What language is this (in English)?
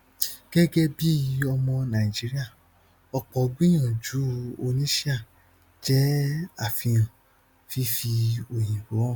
Yoruba